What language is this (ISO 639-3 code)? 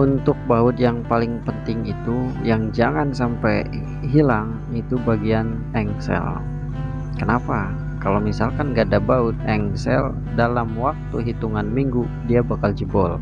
ind